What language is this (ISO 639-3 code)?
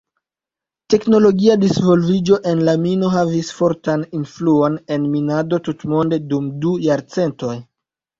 epo